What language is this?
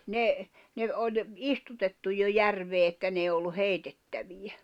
Finnish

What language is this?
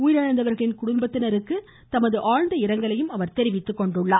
Tamil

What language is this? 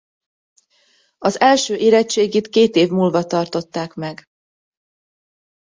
Hungarian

